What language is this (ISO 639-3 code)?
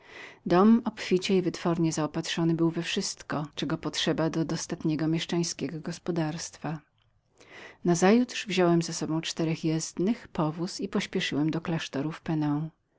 pol